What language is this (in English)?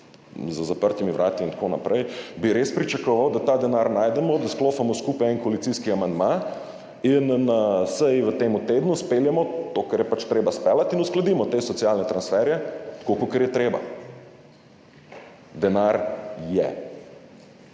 Slovenian